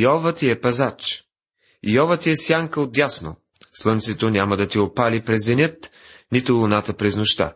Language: Bulgarian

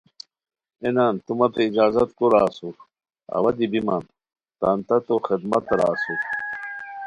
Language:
Khowar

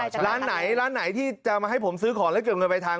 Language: Thai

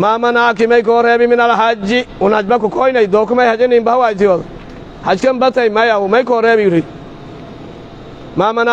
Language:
Arabic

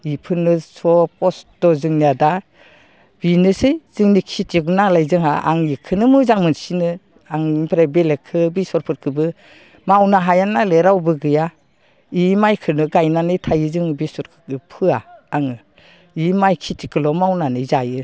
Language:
Bodo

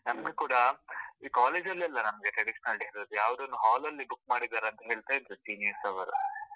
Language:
Kannada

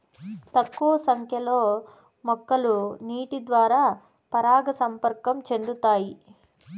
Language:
Telugu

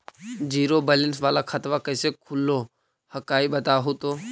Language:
Magahi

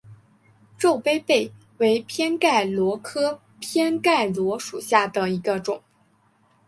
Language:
Chinese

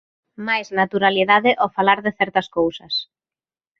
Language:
Galician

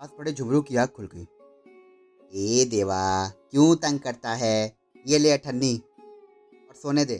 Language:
Hindi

